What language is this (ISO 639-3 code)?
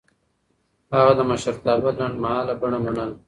pus